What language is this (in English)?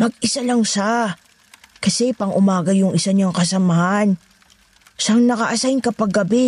Filipino